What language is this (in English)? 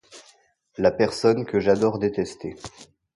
French